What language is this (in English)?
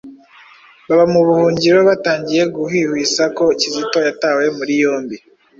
Kinyarwanda